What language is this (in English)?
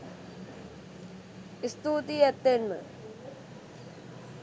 Sinhala